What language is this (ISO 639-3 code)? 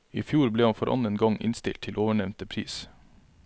nor